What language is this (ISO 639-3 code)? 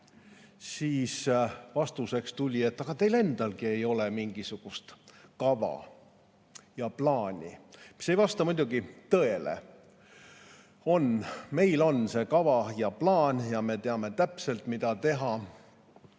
est